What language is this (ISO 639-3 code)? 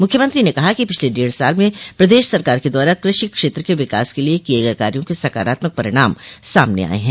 hin